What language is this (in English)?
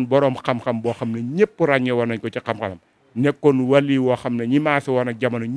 Arabic